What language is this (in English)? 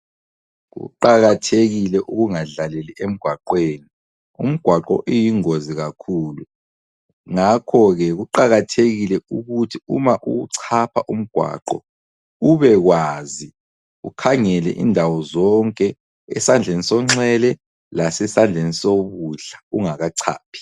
North Ndebele